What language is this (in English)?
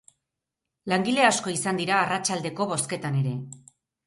Basque